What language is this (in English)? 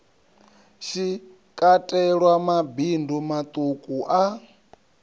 Venda